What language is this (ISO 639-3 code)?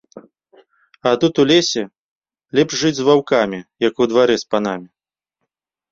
bel